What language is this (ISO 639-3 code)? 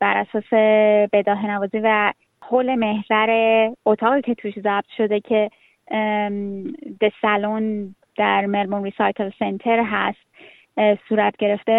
fas